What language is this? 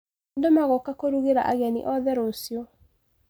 Kikuyu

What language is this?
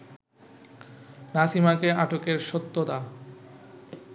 Bangla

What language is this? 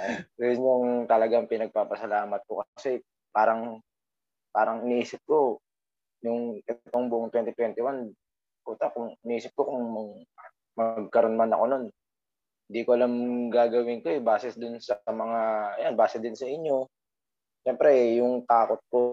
Filipino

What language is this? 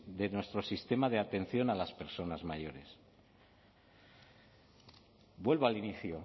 Spanish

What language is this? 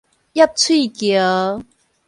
Min Nan Chinese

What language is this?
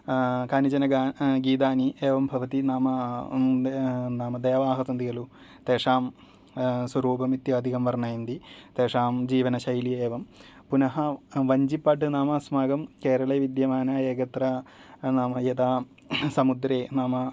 Sanskrit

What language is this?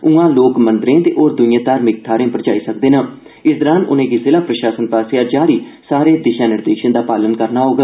Dogri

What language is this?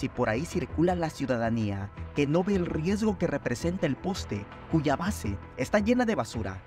Spanish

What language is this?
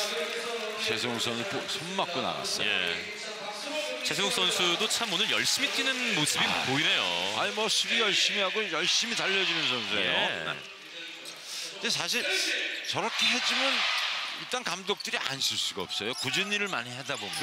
Korean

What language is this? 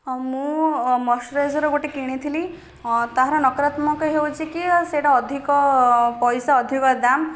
Odia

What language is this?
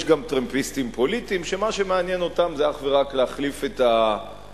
Hebrew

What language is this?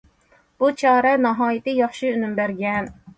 Uyghur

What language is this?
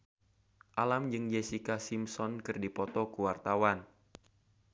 Sundanese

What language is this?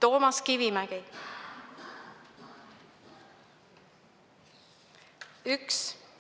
Estonian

